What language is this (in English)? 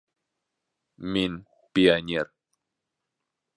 Bashkir